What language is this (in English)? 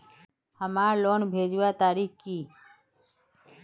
Magahi